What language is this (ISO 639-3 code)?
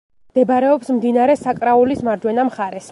kat